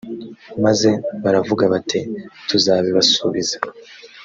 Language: Kinyarwanda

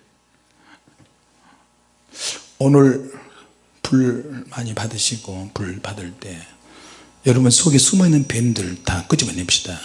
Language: Korean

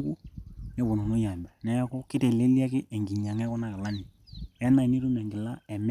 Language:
Masai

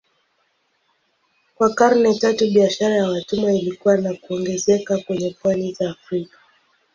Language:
Swahili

